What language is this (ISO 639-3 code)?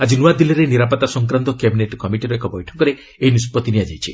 ori